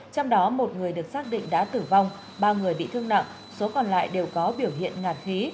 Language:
Vietnamese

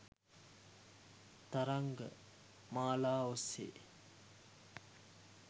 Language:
Sinhala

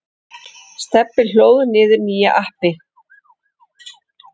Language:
Icelandic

